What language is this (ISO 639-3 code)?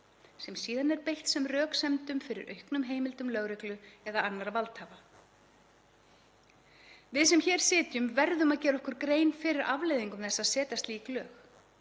isl